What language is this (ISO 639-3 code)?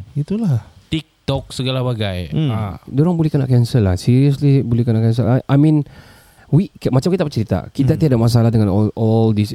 msa